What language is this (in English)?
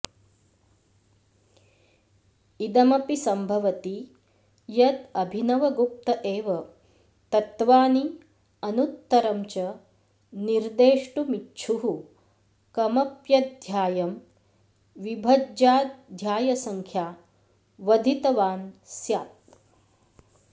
Sanskrit